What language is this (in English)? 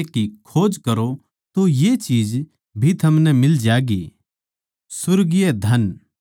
Haryanvi